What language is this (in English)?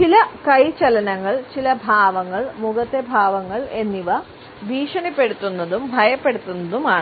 Malayalam